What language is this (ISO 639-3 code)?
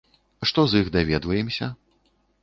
bel